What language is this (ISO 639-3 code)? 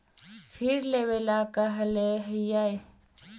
mag